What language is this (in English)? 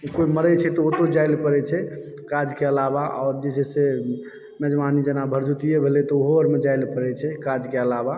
Maithili